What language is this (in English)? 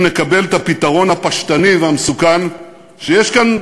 Hebrew